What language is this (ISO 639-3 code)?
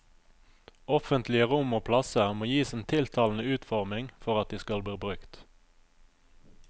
nor